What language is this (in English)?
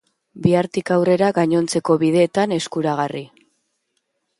Basque